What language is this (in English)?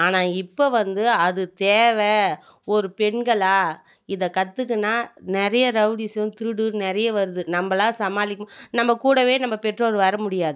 Tamil